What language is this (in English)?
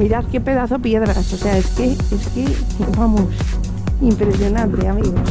Spanish